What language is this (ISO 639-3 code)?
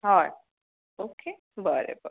kok